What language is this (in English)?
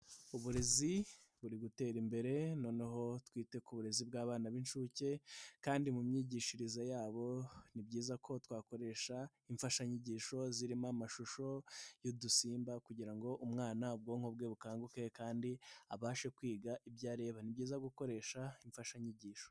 Kinyarwanda